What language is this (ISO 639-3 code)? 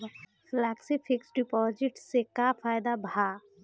bho